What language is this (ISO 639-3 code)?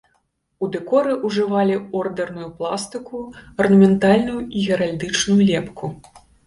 bel